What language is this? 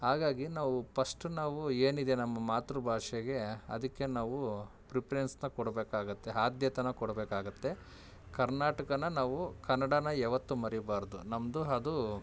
Kannada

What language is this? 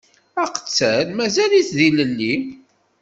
Kabyle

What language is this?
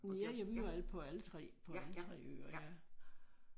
Danish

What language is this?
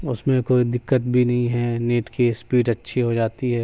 Urdu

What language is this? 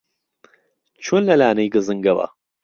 Central Kurdish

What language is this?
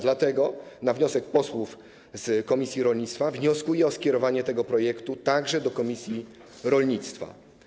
Polish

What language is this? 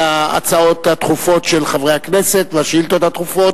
Hebrew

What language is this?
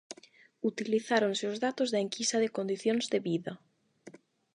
Galician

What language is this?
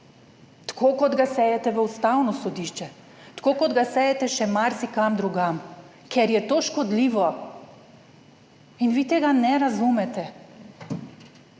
Slovenian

